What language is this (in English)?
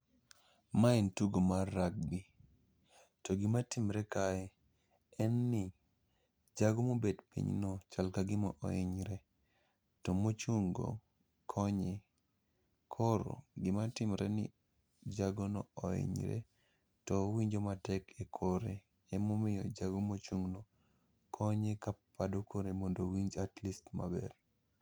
Luo (Kenya and Tanzania)